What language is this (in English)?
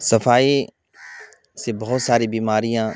Urdu